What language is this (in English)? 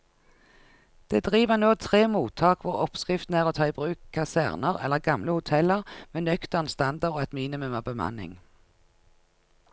Norwegian